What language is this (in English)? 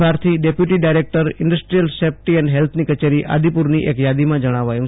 Gujarati